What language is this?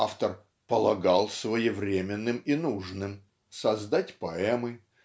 Russian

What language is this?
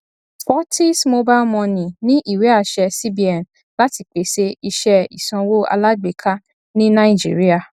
Yoruba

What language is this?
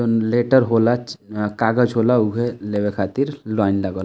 Bhojpuri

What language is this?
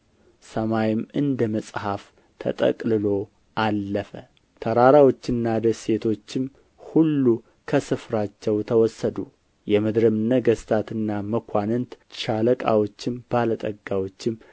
Amharic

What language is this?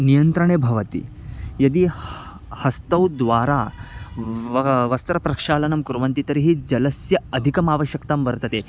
Sanskrit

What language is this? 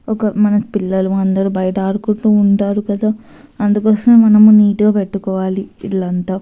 Telugu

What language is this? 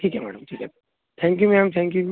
Marathi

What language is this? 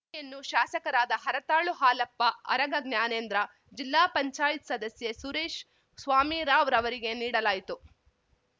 Kannada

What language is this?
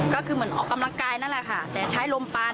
Thai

